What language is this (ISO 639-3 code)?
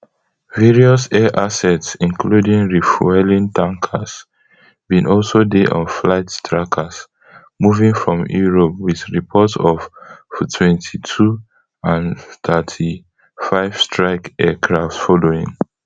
pcm